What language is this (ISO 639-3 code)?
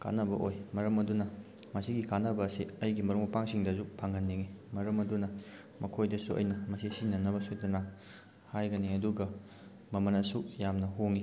mni